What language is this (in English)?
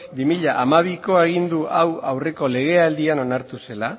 Basque